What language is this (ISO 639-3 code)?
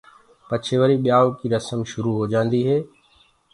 ggg